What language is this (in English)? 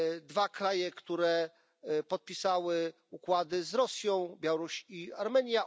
Polish